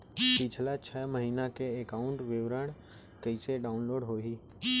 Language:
Chhattisgarhi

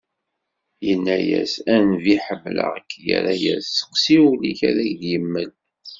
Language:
Kabyle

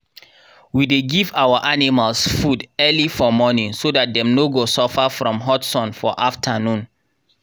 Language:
Nigerian Pidgin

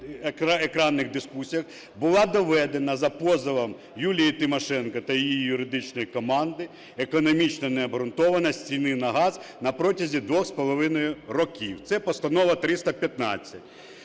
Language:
Ukrainian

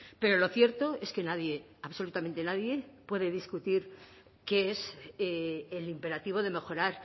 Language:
Spanish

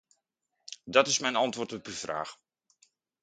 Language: Dutch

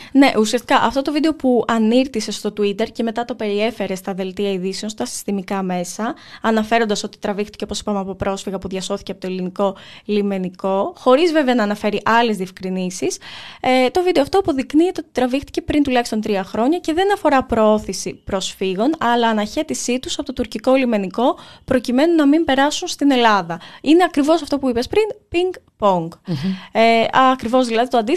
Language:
Greek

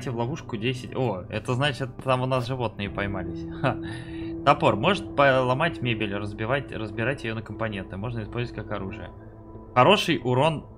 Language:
Russian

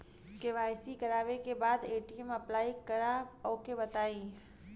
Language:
Bhojpuri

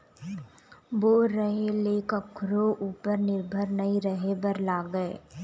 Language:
Chhattisgarhi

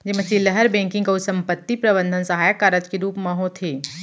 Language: Chhattisgarhi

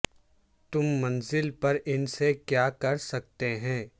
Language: Urdu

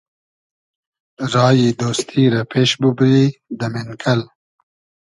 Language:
Hazaragi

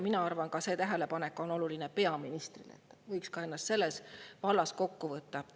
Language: Estonian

